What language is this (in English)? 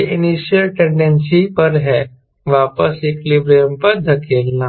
Hindi